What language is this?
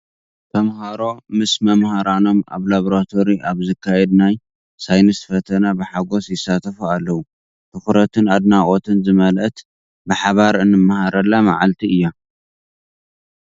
Tigrinya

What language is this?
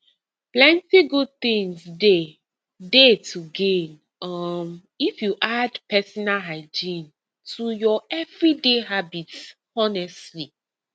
Nigerian Pidgin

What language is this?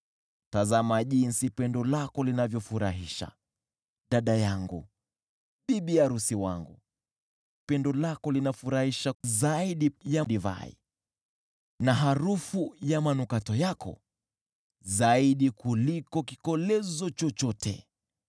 Swahili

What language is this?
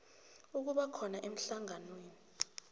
South Ndebele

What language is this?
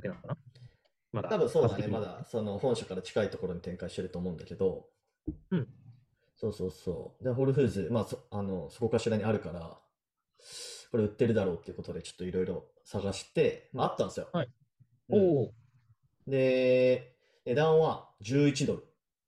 Japanese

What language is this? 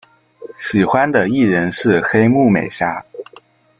Chinese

